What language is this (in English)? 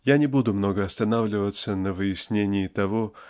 Russian